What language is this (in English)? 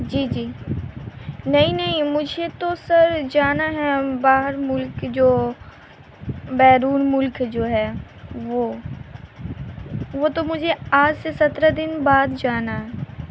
Urdu